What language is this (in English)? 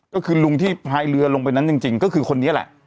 Thai